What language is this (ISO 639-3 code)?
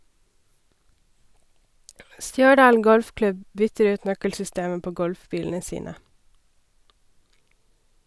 nor